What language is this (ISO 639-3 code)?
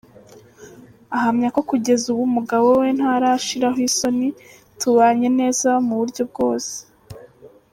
kin